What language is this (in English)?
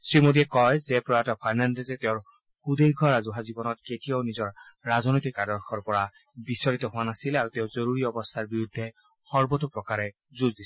Assamese